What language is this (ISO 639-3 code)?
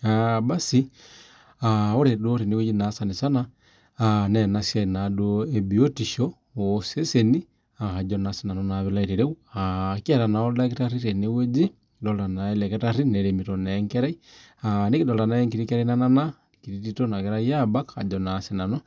mas